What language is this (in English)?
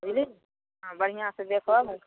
Maithili